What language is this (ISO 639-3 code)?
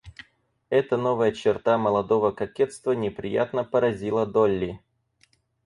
rus